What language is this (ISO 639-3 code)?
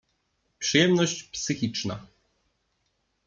pol